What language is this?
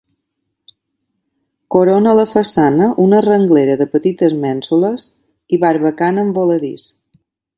Catalan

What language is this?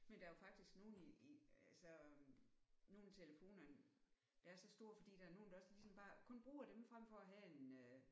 Danish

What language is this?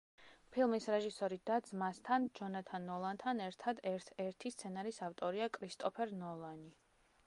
Georgian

